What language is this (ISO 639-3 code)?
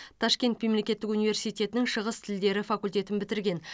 kaz